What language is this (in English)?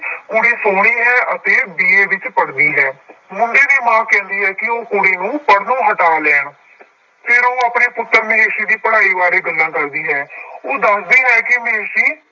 Punjabi